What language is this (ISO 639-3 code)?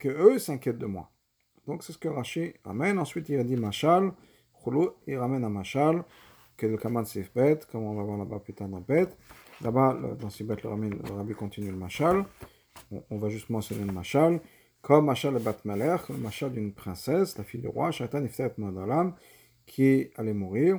fra